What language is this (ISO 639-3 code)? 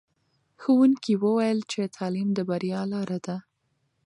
pus